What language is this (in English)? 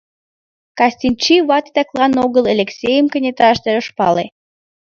Mari